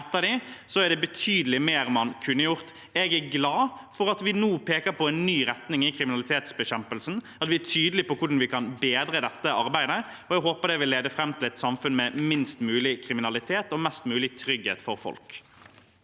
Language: Norwegian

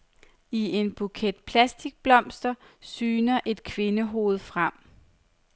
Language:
Danish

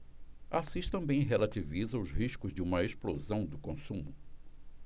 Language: Portuguese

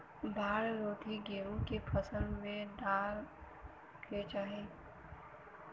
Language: Bhojpuri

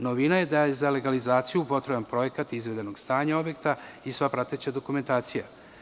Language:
Serbian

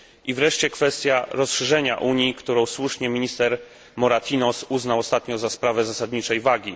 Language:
Polish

